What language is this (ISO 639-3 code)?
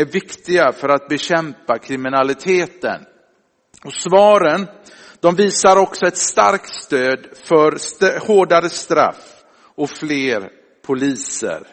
swe